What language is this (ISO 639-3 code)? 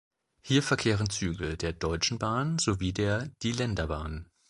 deu